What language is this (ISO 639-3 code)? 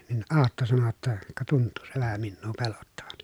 fin